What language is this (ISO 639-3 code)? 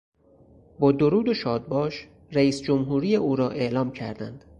fas